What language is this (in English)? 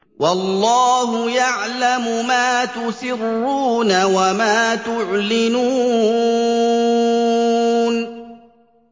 Arabic